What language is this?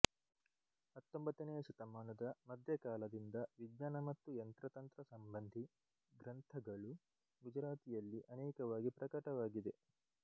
Kannada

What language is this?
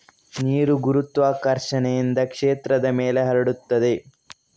Kannada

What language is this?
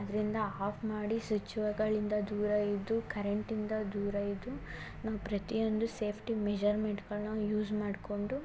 Kannada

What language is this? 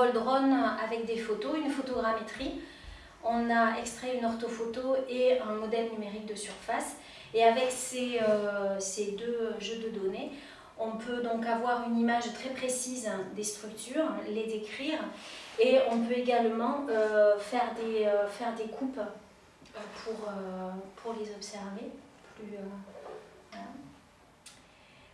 French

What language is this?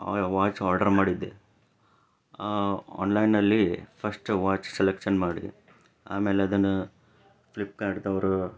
Kannada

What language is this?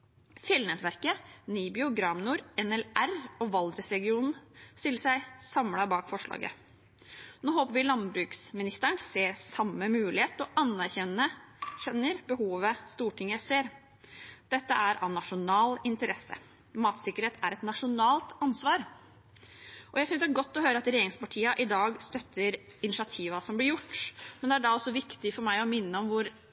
Norwegian Bokmål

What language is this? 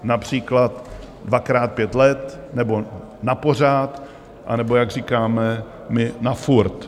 Czech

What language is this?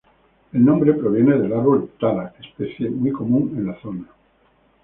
Spanish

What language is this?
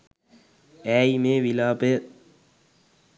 Sinhala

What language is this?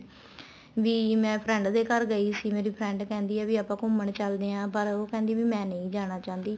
Punjabi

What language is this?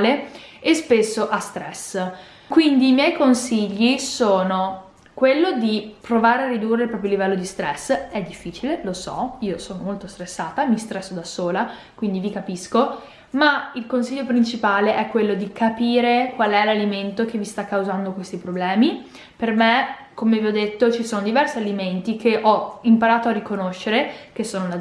Italian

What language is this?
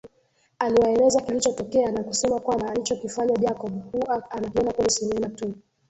Swahili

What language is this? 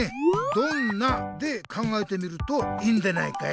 Japanese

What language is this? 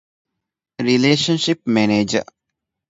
Divehi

